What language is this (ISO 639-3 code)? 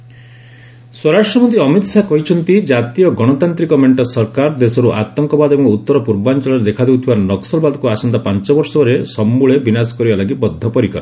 ori